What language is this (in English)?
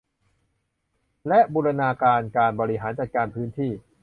Thai